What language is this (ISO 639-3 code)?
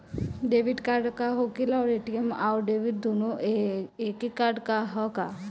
bho